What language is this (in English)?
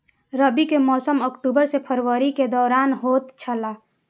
Maithili